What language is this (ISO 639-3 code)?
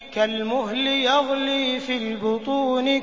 ara